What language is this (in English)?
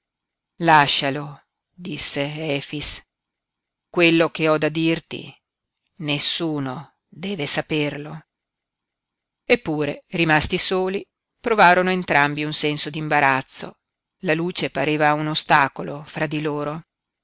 Italian